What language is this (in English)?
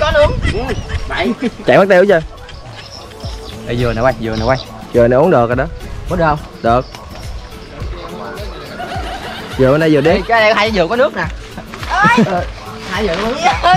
Vietnamese